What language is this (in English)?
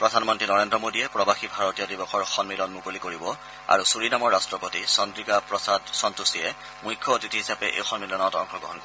Assamese